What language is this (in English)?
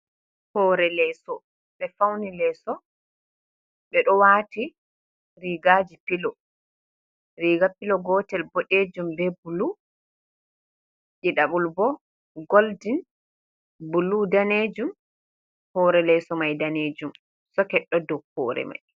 Fula